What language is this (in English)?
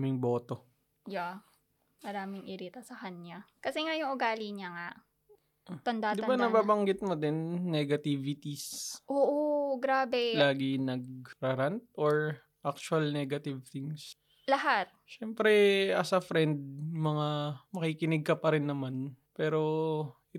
Filipino